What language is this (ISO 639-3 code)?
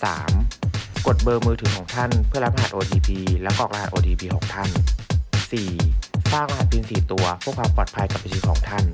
tha